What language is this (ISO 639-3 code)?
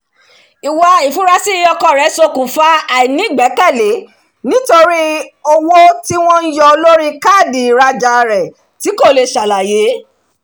yor